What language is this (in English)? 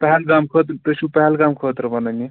Kashmiri